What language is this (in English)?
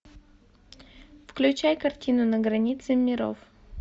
Russian